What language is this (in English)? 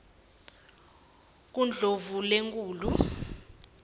Swati